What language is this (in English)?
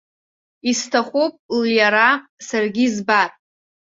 Abkhazian